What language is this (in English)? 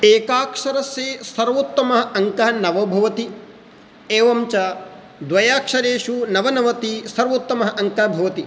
Sanskrit